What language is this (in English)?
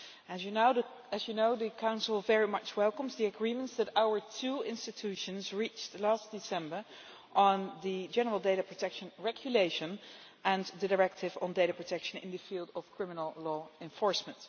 English